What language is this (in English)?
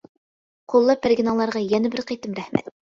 Uyghur